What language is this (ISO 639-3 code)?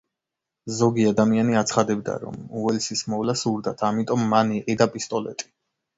kat